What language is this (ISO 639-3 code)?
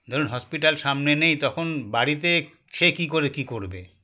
ben